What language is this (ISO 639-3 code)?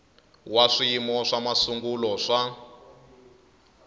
tso